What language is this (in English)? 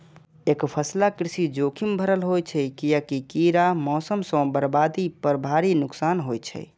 Maithili